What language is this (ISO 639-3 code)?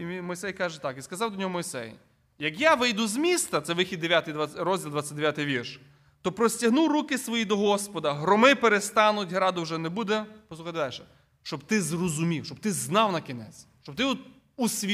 ukr